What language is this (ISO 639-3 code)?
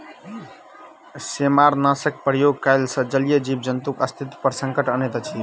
mai